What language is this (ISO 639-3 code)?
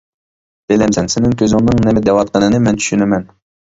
uig